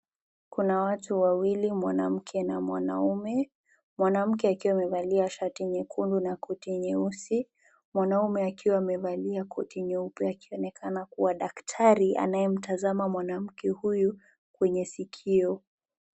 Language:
Swahili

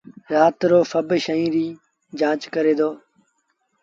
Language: Sindhi Bhil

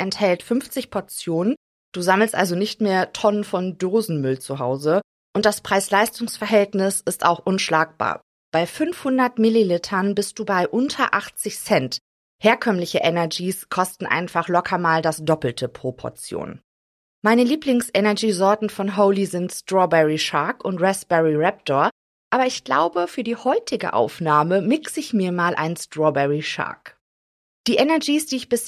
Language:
German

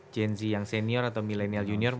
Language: Indonesian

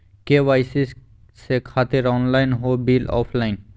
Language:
Magahi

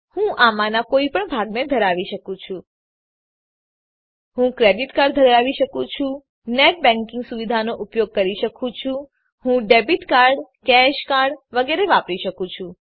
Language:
Gujarati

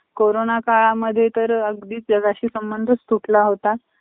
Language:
Marathi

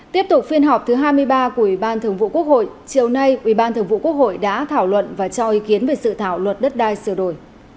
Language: Vietnamese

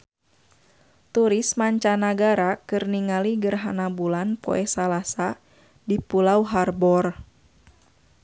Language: Sundanese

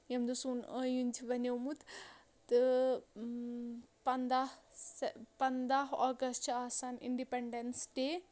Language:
Kashmiri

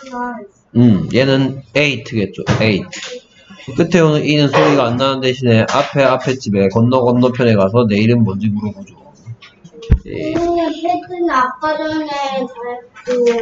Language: Korean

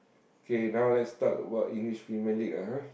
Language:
English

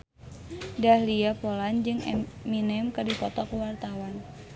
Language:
Sundanese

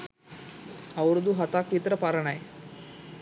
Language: Sinhala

